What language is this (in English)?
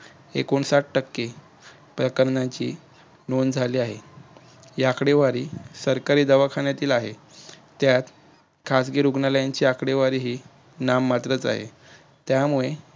Marathi